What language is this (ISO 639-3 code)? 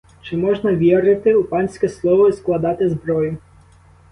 ukr